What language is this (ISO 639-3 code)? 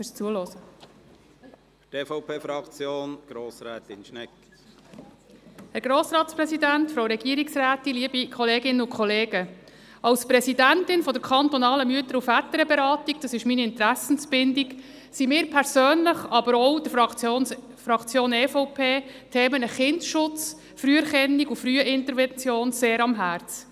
gsw